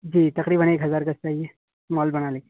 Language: Urdu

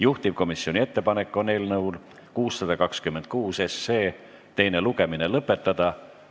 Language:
Estonian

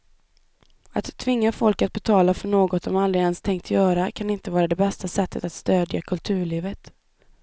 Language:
Swedish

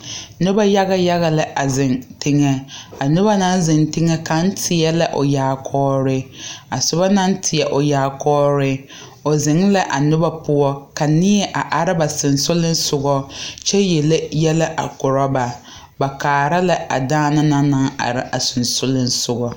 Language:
Southern Dagaare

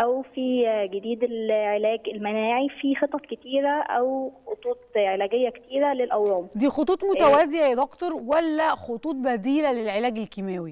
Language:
Arabic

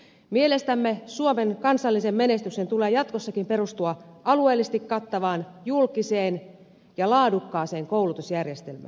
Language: Finnish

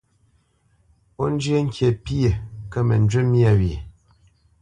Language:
Bamenyam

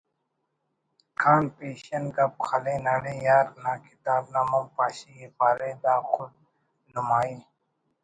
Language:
Brahui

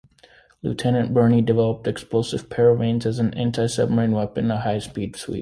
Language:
English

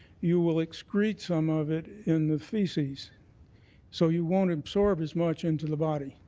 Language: English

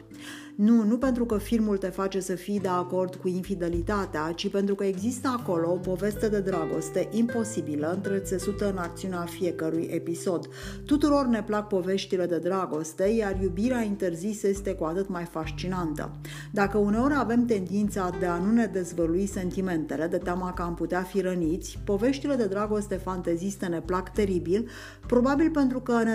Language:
Romanian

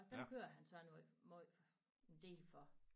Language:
Danish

